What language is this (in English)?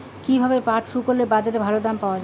Bangla